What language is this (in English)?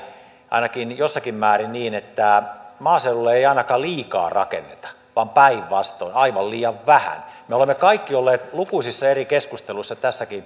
Finnish